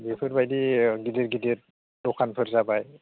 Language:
Bodo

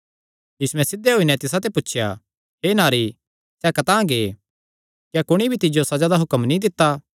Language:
Kangri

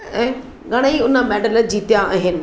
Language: Sindhi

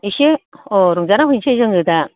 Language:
Bodo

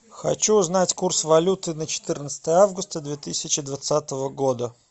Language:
Russian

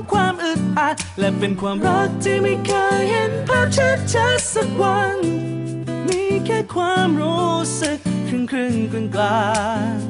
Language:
Thai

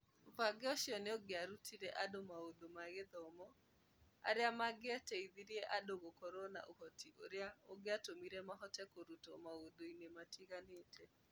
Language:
Kikuyu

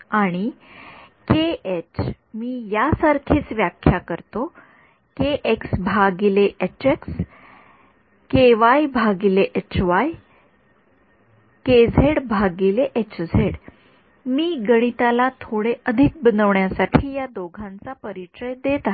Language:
Marathi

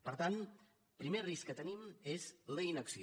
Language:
Catalan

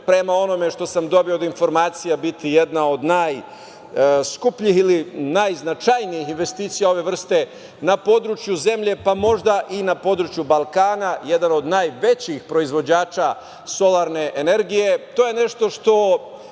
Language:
Serbian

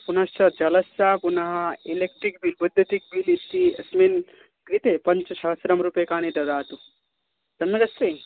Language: Sanskrit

